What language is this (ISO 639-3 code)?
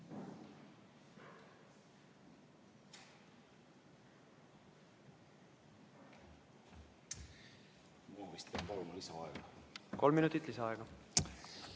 est